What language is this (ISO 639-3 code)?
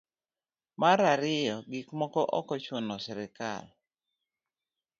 luo